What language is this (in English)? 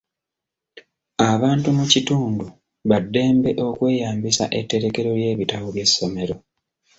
Ganda